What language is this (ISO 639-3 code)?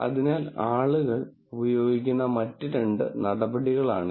mal